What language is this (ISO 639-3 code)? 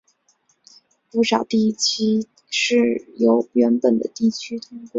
zho